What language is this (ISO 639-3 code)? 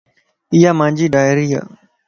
lss